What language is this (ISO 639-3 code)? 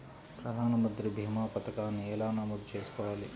tel